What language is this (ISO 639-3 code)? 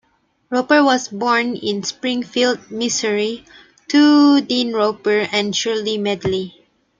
eng